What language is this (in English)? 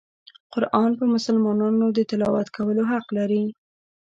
Pashto